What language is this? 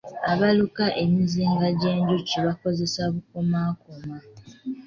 Ganda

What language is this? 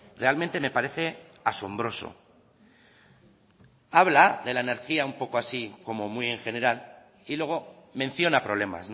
Spanish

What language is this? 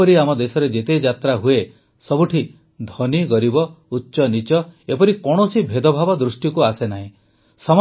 Odia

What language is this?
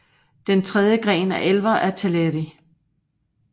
Danish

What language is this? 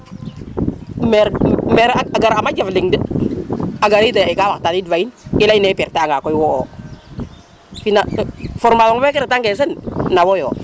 Serer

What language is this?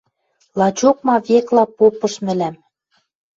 Western Mari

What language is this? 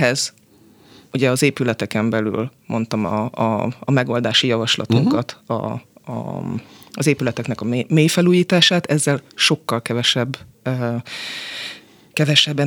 Hungarian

